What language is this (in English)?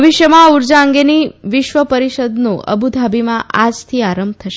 Gujarati